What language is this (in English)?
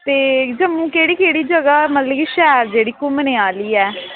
Dogri